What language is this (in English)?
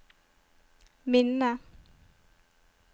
Norwegian